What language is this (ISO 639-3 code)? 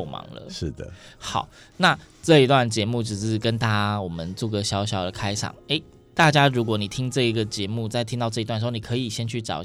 zho